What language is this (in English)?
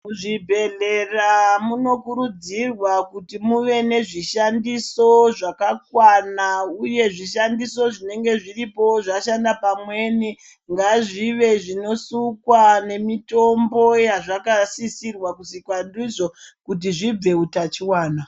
Ndau